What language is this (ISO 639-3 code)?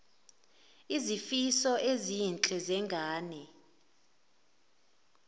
zul